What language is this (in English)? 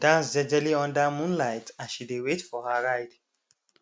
Nigerian Pidgin